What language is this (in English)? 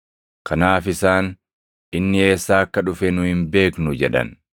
Oromo